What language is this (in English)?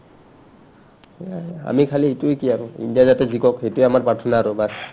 Assamese